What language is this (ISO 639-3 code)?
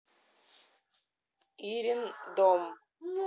rus